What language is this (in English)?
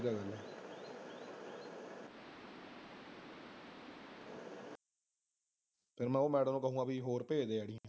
Punjabi